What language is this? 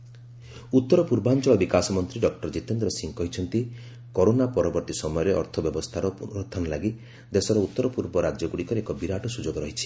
Odia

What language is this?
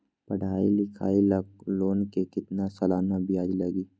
Magahi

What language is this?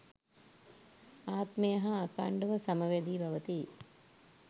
Sinhala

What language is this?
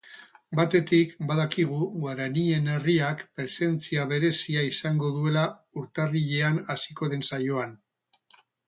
Basque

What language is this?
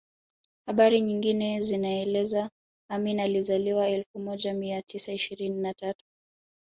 Swahili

